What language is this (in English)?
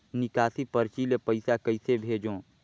Chhattisgarhi